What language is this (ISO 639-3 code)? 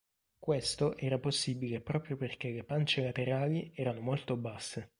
ita